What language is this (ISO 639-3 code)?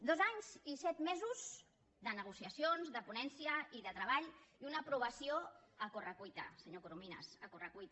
cat